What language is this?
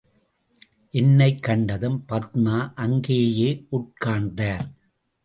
Tamil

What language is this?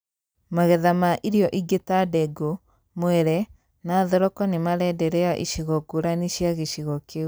Kikuyu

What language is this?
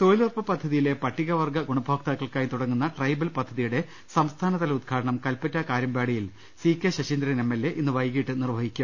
Malayalam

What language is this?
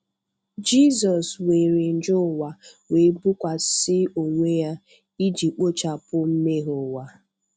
Igbo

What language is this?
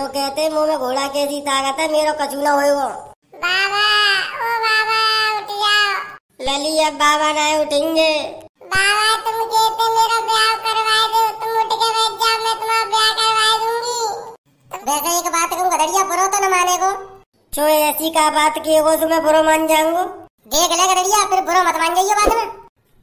Hindi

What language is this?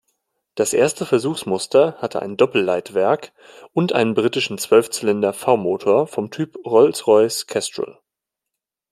German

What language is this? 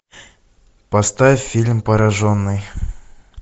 Russian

